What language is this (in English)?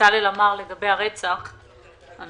Hebrew